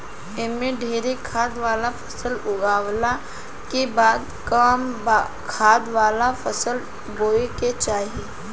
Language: Bhojpuri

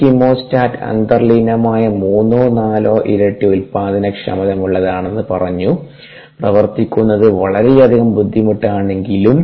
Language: Malayalam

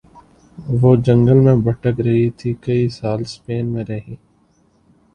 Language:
Urdu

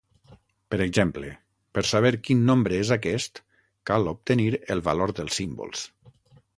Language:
Catalan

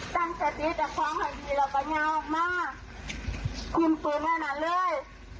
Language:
Thai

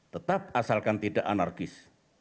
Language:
Indonesian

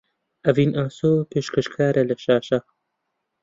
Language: Central Kurdish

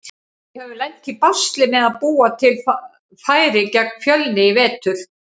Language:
Icelandic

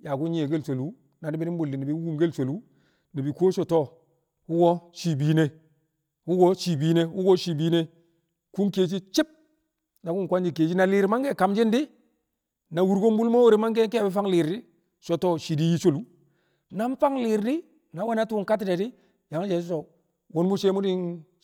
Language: Kamo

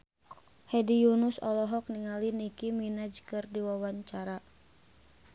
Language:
Sundanese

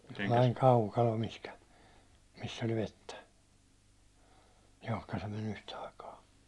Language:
Finnish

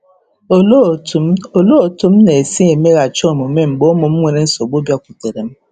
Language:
Igbo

